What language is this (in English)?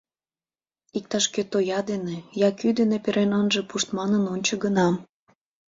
Mari